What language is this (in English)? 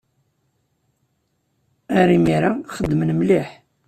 Kabyle